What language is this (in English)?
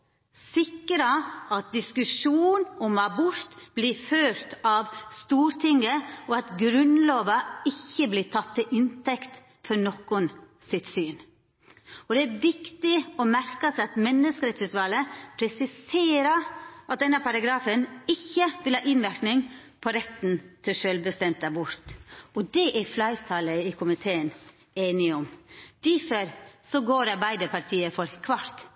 Norwegian Nynorsk